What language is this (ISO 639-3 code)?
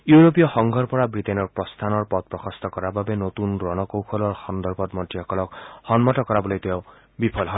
asm